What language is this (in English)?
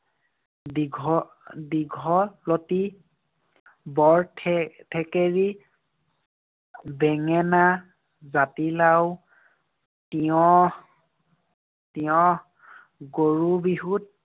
Assamese